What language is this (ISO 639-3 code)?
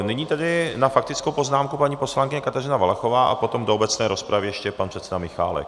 ces